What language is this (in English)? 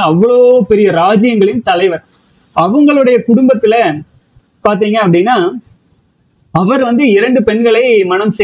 Tamil